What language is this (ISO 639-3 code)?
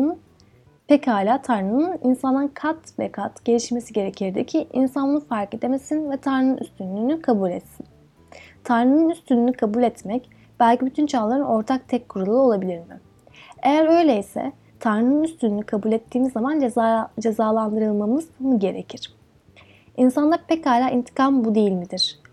tur